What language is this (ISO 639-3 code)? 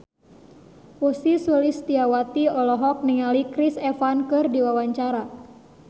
sun